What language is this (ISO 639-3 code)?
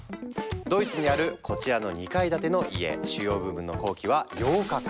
jpn